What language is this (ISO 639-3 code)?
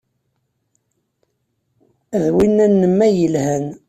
kab